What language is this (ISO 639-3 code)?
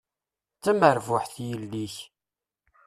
kab